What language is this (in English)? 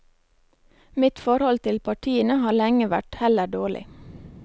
Norwegian